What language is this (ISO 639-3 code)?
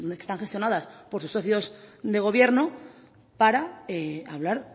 spa